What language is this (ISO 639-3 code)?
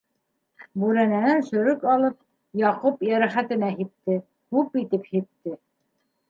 bak